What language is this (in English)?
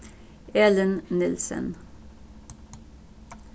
Faroese